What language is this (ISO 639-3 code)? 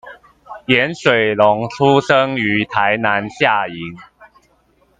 zho